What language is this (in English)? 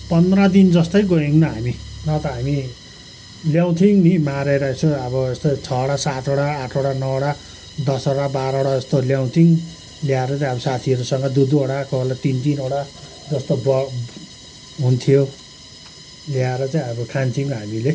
Nepali